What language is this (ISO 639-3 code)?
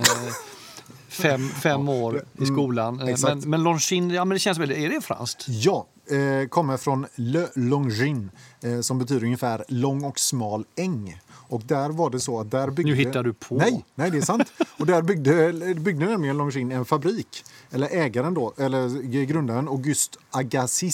swe